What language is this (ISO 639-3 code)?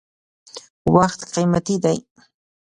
pus